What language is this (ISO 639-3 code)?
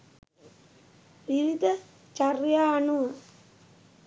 sin